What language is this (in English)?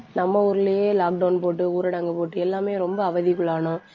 Tamil